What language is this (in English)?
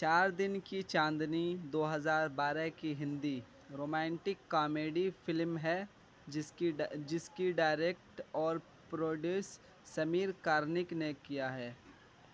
Urdu